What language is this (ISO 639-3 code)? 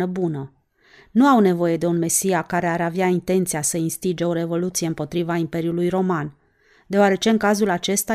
ron